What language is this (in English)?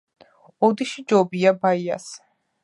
Georgian